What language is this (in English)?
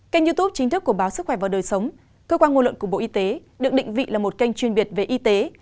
Vietnamese